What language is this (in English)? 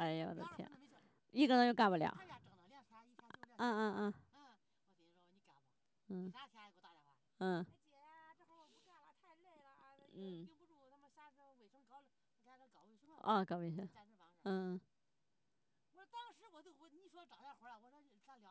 Chinese